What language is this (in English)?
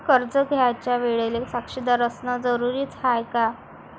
Marathi